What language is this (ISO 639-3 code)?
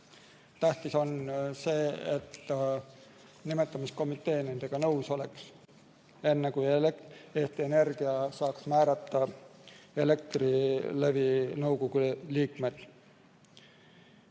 est